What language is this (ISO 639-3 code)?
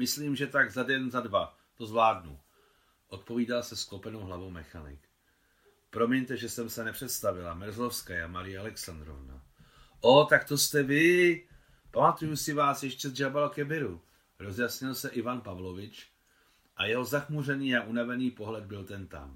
ces